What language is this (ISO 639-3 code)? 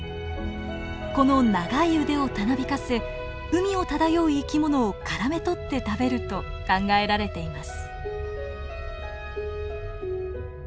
jpn